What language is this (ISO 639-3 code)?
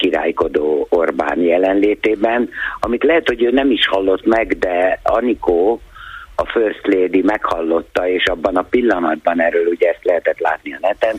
hun